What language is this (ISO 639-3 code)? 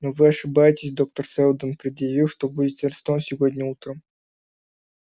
rus